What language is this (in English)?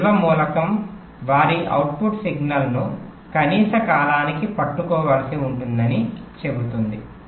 Telugu